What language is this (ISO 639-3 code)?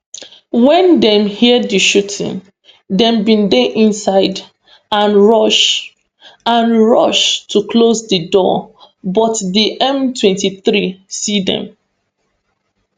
pcm